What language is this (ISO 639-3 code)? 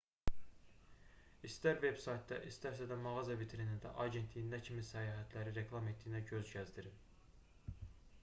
aze